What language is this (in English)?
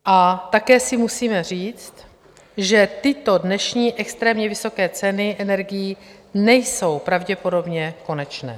Czech